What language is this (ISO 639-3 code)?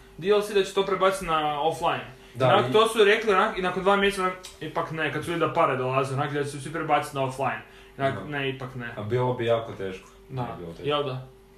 hrv